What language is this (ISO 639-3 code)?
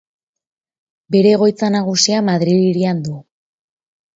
eus